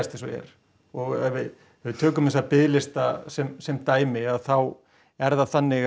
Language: Icelandic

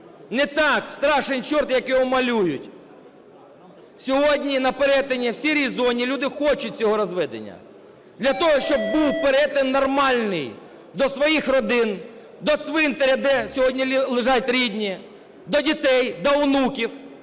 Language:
Ukrainian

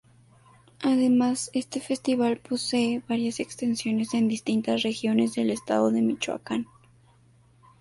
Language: Spanish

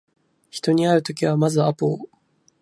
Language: Japanese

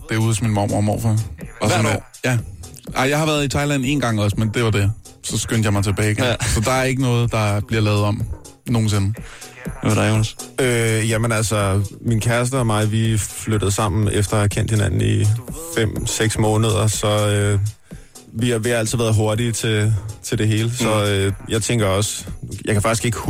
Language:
Danish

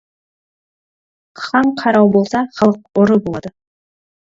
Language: Kazakh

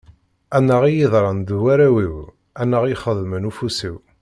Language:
Kabyle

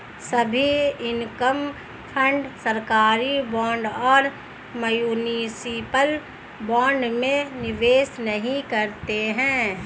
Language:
Hindi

